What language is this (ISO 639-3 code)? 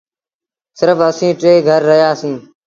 sbn